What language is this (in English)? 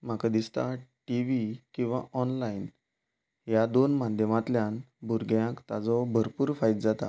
Konkani